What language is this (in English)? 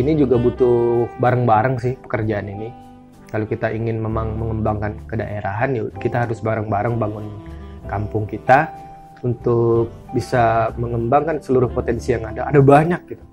Indonesian